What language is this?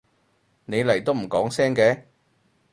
Cantonese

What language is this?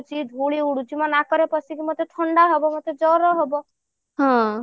Odia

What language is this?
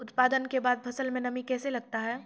Maithili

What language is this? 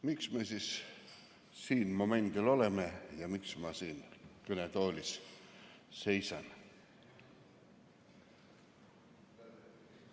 Estonian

